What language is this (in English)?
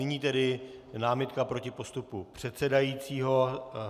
Czech